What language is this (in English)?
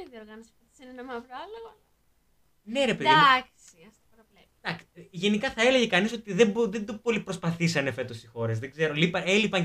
Greek